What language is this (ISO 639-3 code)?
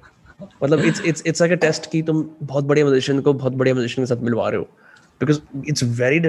hin